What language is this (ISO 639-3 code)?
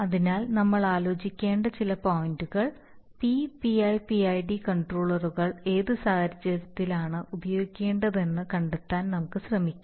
mal